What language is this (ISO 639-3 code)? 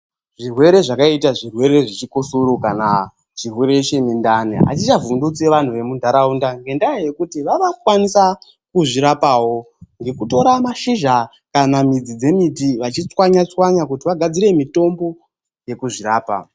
ndc